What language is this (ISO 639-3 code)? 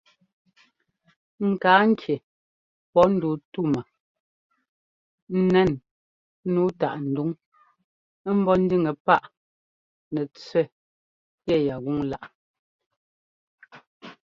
jgo